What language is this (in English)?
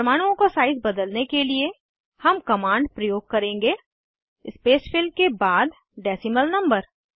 Hindi